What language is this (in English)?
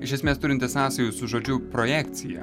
Lithuanian